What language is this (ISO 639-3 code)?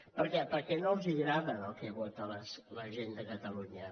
cat